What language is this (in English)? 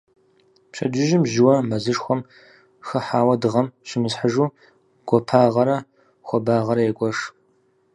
Kabardian